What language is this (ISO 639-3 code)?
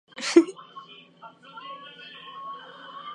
jpn